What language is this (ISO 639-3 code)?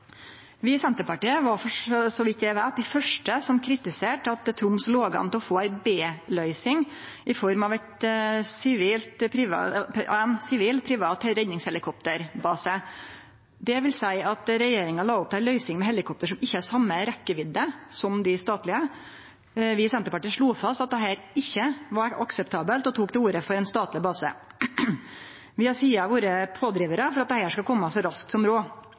nno